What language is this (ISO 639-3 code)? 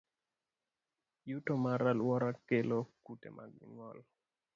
luo